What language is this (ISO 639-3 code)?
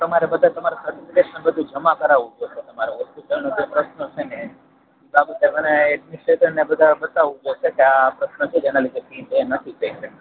guj